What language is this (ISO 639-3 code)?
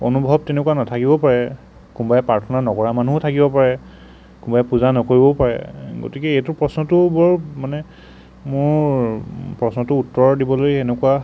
asm